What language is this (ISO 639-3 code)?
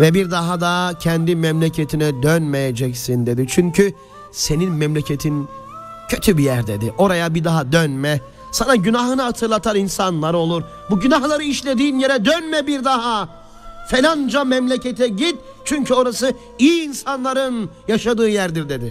tur